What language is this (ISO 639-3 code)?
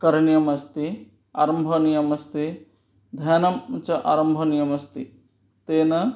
san